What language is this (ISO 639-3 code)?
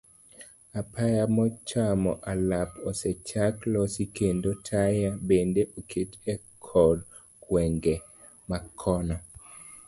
luo